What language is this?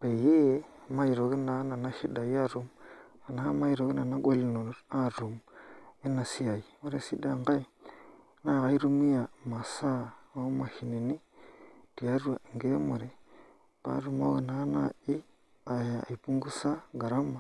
Masai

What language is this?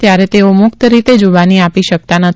Gujarati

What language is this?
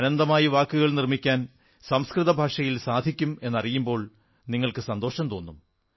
Malayalam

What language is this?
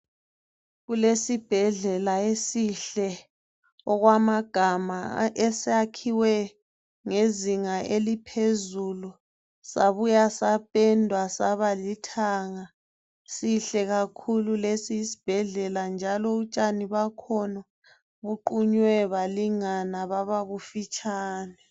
North Ndebele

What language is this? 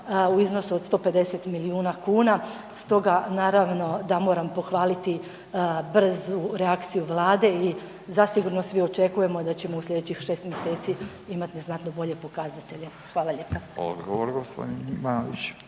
Croatian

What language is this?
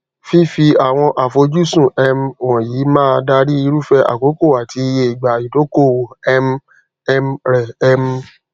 Yoruba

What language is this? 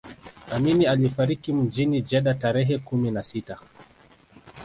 Swahili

